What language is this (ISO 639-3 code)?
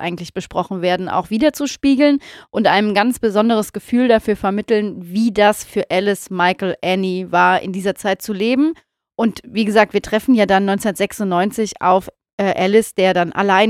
deu